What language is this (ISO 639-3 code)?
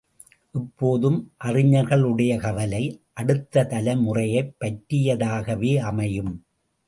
tam